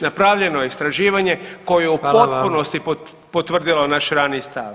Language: Croatian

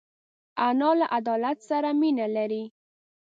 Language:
Pashto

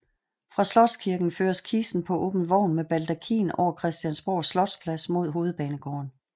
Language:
Danish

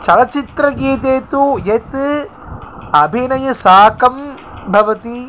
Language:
Sanskrit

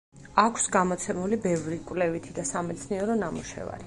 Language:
Georgian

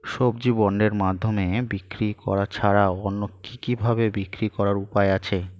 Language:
Bangla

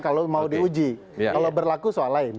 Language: Indonesian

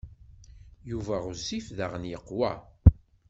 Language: Kabyle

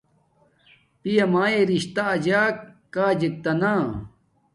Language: Domaaki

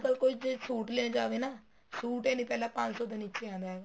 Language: Punjabi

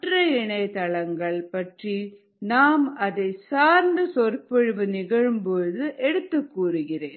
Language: Tamil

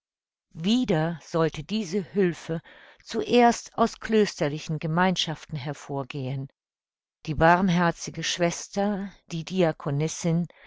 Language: German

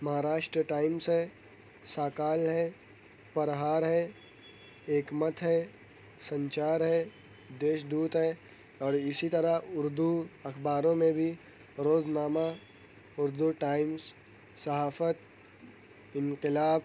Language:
Urdu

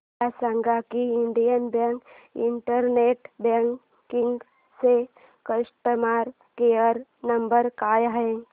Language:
Marathi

